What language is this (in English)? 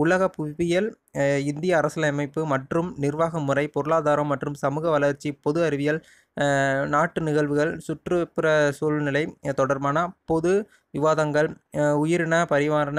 Tamil